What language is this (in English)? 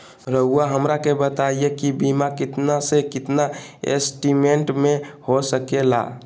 Magahi